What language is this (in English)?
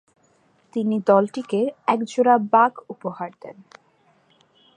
Bangla